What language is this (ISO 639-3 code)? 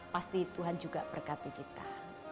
ind